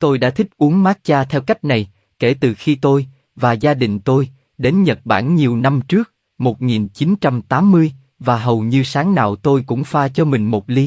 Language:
Vietnamese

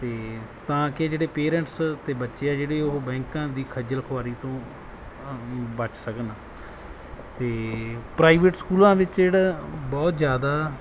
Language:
Punjabi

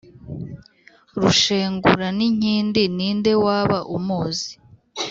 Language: Kinyarwanda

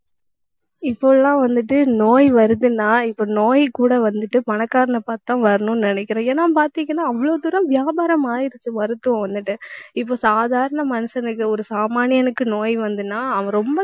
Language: Tamil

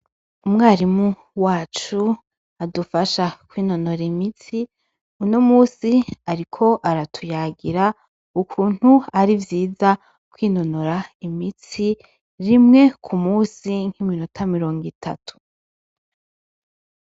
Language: Rundi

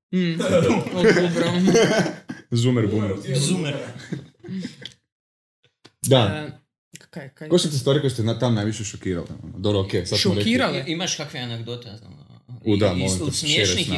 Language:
Croatian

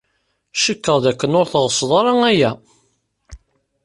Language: Kabyle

